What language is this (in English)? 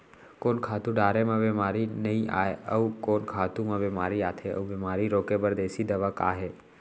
Chhattisgarhi